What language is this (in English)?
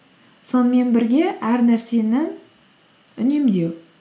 Kazakh